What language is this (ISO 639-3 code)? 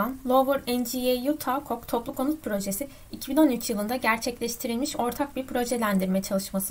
tur